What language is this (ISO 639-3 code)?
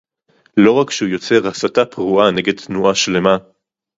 heb